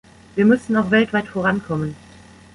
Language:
German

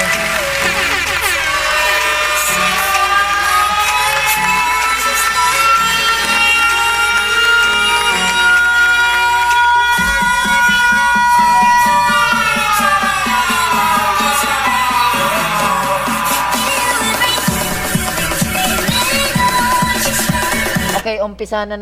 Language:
Filipino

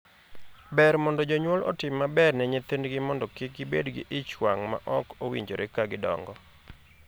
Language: Luo (Kenya and Tanzania)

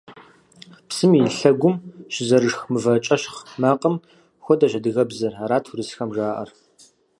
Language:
Kabardian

